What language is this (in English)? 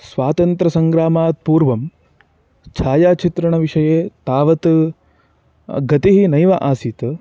Sanskrit